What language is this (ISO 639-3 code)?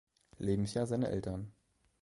deu